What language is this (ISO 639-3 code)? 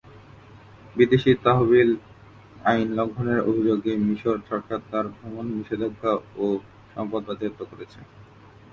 ben